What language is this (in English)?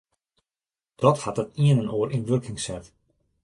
Western Frisian